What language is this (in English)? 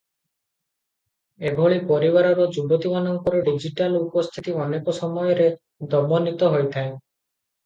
Odia